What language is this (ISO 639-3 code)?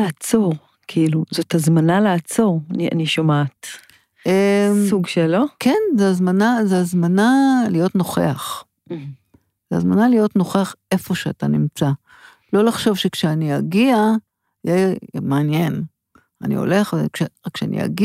heb